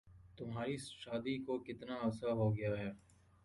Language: Urdu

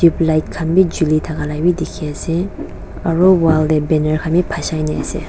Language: Naga Pidgin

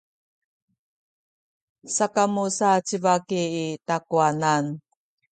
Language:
Sakizaya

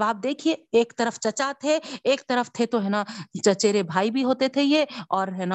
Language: Urdu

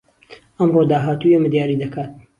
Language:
Central Kurdish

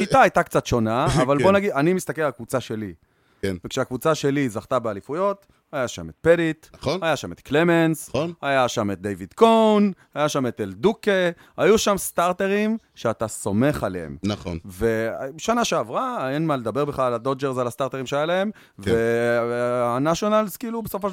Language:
Hebrew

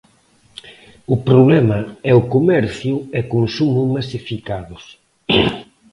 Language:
Galician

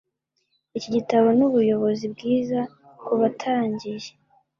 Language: Kinyarwanda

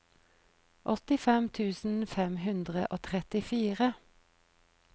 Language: Norwegian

